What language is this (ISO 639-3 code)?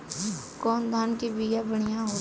bho